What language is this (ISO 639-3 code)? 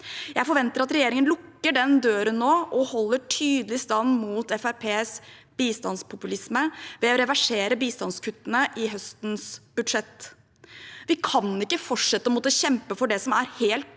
nor